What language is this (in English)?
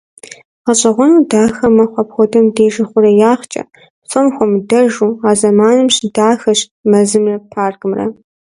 Kabardian